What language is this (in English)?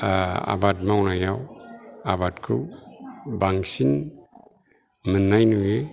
Bodo